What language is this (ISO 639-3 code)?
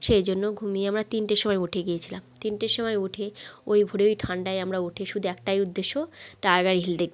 ben